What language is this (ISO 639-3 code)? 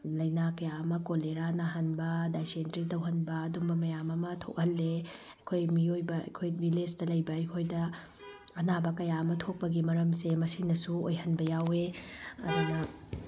mni